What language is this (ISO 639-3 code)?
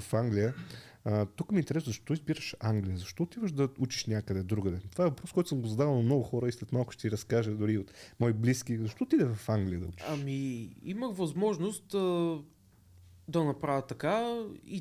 bul